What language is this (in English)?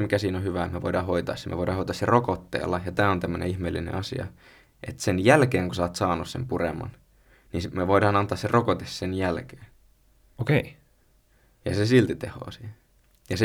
Finnish